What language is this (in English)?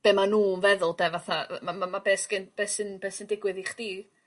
Welsh